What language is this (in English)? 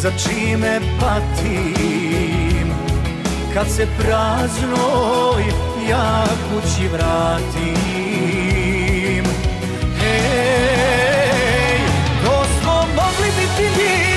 Romanian